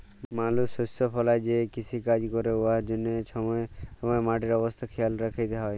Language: Bangla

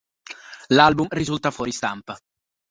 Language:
Italian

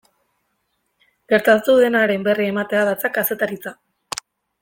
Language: Basque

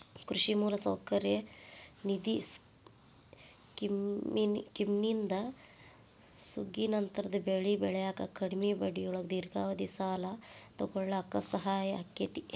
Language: Kannada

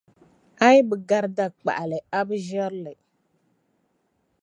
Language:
Dagbani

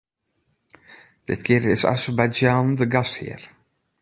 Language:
Western Frisian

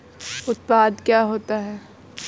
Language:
Hindi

